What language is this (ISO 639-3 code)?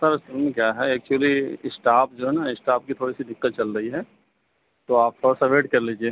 urd